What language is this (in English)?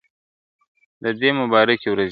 Pashto